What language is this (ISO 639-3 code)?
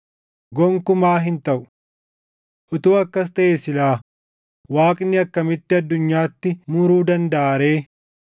orm